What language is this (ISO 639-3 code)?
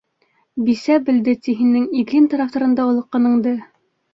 bak